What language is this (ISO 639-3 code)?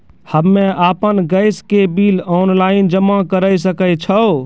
mai